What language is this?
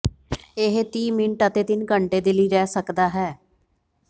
Punjabi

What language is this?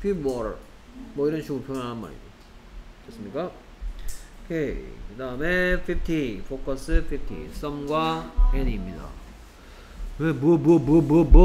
Korean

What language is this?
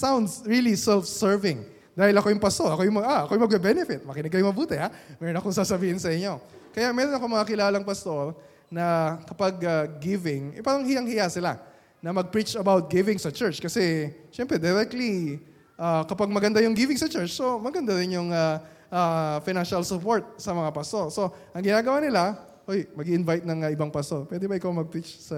Filipino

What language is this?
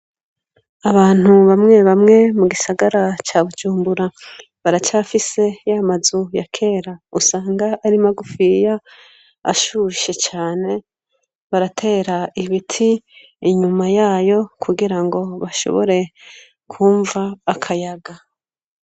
Rundi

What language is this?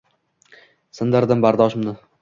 Uzbek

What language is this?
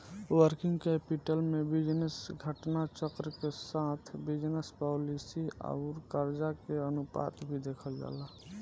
Bhojpuri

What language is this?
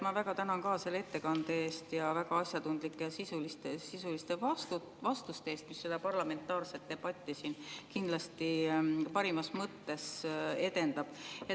Estonian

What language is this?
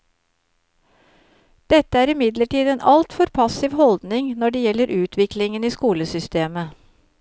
Norwegian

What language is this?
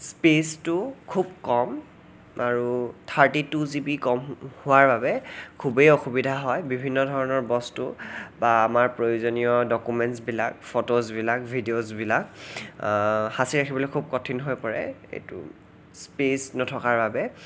Assamese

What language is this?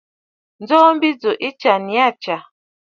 Bafut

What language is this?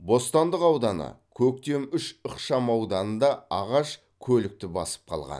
Kazakh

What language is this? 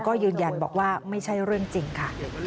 Thai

